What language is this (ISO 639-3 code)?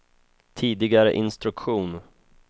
swe